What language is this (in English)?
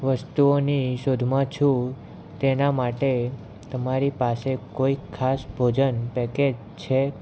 Gujarati